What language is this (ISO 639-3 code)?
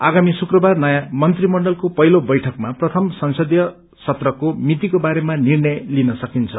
nep